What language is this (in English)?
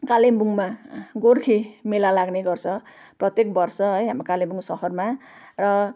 Nepali